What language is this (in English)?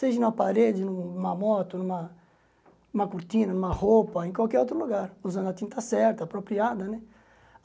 Portuguese